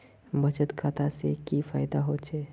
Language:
Magahi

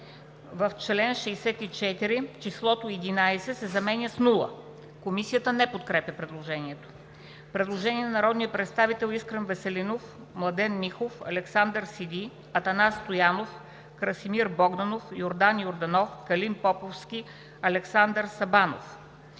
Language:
Bulgarian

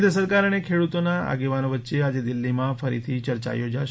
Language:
Gujarati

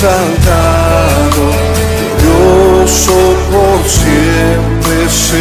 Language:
Romanian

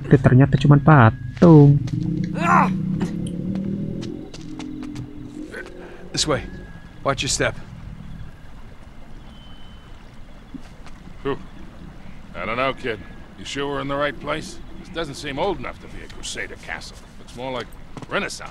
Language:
Indonesian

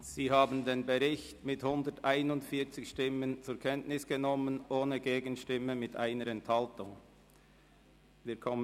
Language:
Swiss German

